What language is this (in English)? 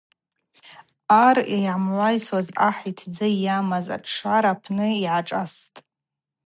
Abaza